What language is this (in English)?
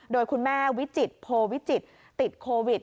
Thai